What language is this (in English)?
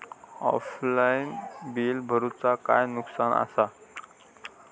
Marathi